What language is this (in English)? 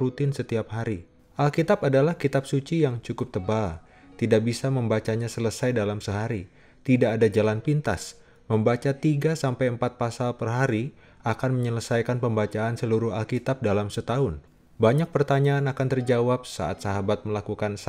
Indonesian